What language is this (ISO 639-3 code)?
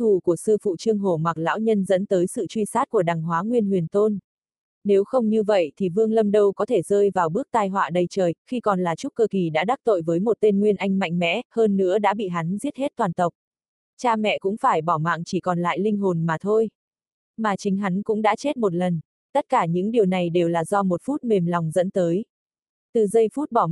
vie